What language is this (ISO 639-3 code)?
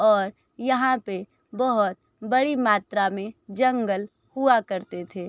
hin